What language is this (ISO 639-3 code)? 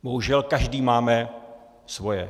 ces